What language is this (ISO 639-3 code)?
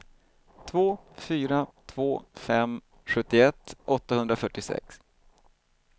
swe